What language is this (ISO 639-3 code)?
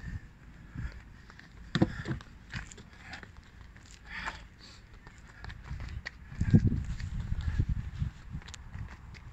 fra